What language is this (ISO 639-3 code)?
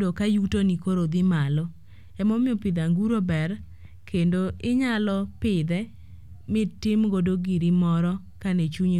luo